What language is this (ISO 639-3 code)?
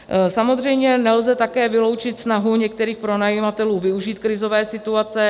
ces